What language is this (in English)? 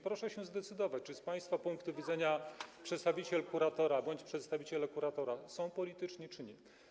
Polish